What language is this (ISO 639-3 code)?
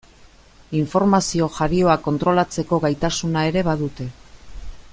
eus